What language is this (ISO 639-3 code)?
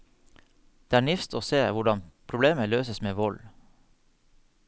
nor